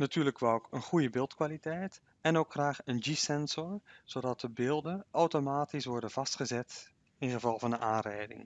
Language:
Dutch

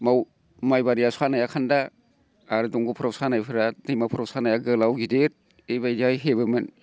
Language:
Bodo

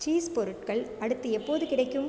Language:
Tamil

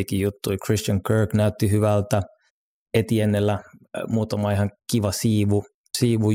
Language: Finnish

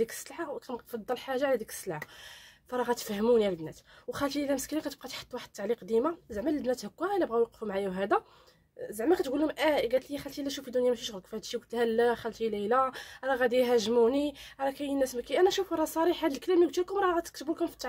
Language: Arabic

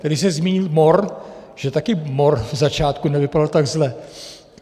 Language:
Czech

